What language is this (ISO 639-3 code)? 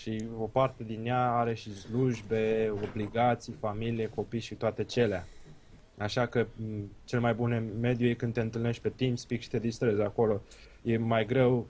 ron